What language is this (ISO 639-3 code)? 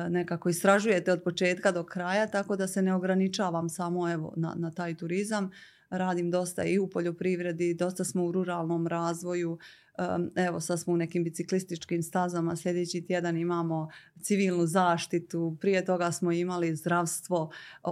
hrv